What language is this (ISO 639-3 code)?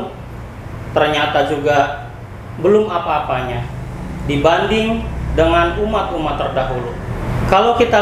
ind